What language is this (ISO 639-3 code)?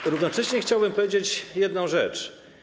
pol